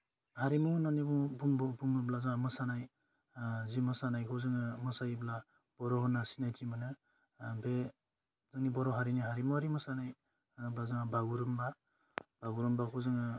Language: Bodo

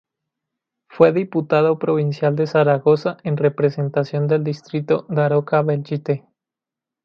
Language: Spanish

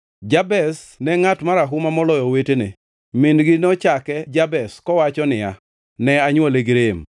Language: Luo (Kenya and Tanzania)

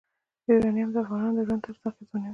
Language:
Pashto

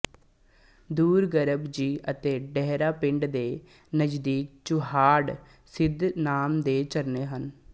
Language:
Punjabi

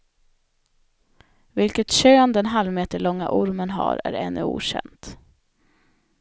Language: Swedish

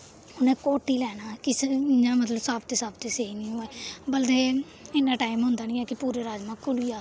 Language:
Dogri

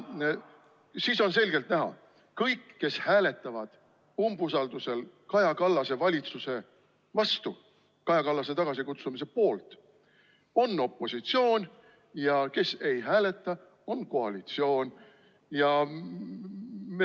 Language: Estonian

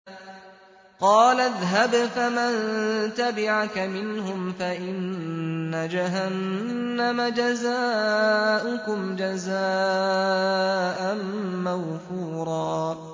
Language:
Arabic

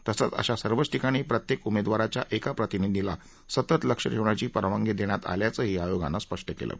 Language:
Marathi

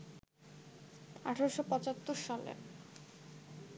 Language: Bangla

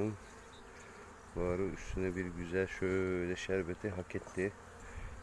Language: Turkish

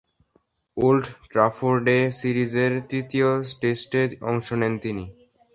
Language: Bangla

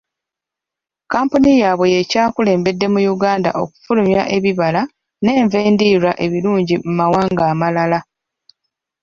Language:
Ganda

